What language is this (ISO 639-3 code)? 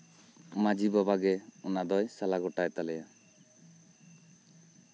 sat